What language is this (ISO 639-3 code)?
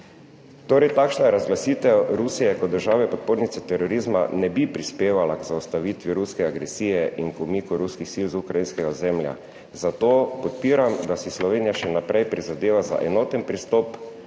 slv